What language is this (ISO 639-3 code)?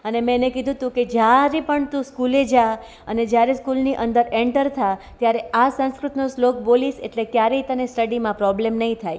guj